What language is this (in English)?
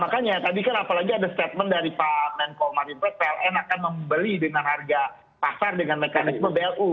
Indonesian